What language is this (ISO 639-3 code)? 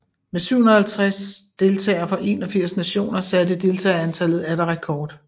dan